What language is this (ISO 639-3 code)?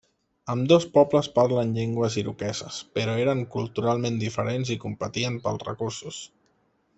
cat